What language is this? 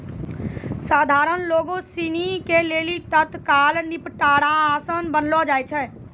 Maithili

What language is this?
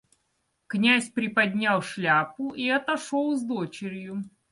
Russian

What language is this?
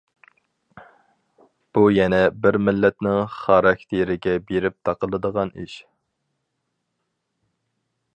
Uyghur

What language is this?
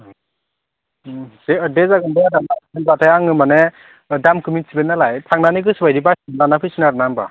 Bodo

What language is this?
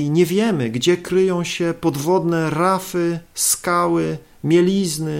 Polish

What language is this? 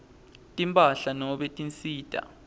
Swati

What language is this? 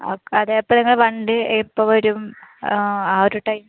Malayalam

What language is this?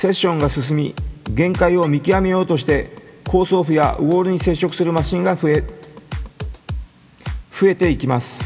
Japanese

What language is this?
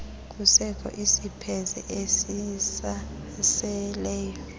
Xhosa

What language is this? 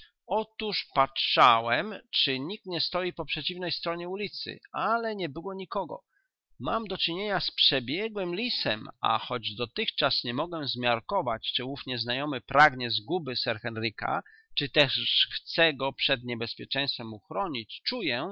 Polish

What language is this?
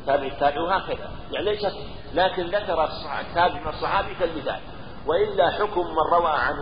Arabic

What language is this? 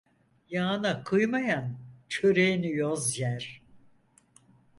Turkish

